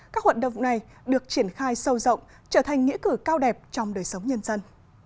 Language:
Vietnamese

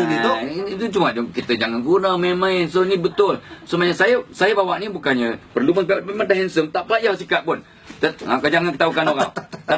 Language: Malay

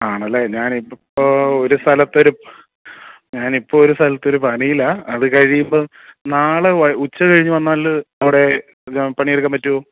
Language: Malayalam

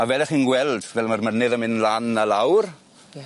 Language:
Welsh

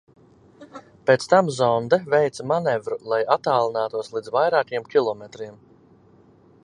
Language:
Latvian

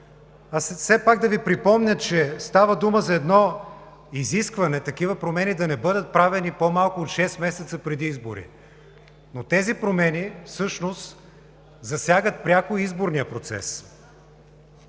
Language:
Bulgarian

